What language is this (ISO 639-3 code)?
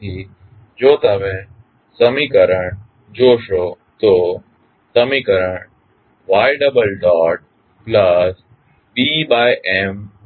guj